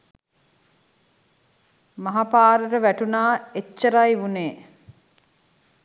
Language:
Sinhala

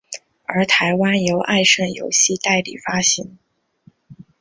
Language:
Chinese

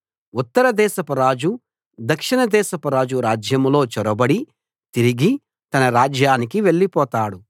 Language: Telugu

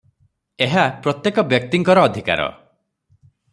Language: Odia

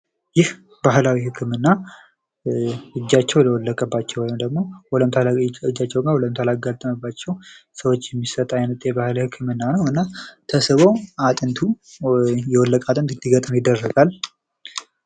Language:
Amharic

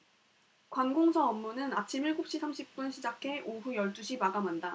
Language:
Korean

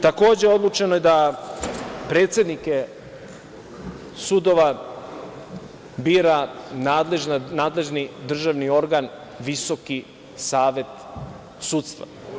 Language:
Serbian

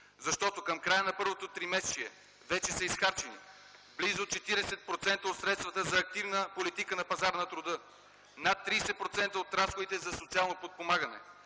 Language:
Bulgarian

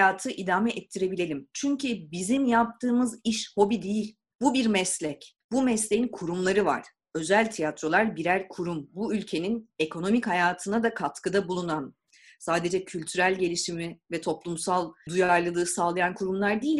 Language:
Turkish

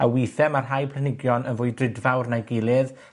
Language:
Welsh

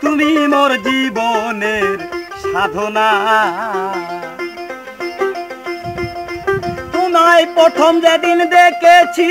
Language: Hindi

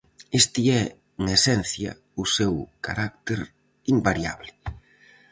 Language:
Galician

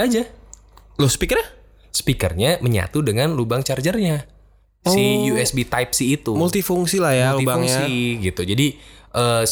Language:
Indonesian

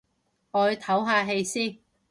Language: Cantonese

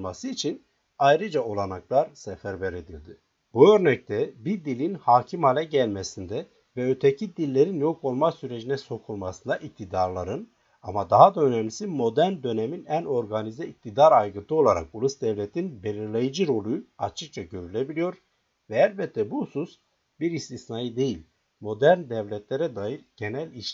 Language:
Turkish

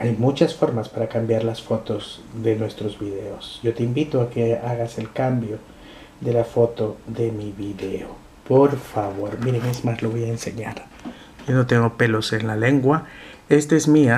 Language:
Spanish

